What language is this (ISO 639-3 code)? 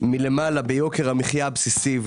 heb